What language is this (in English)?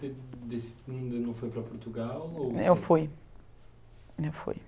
Portuguese